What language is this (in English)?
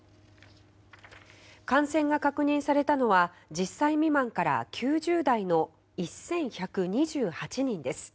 Japanese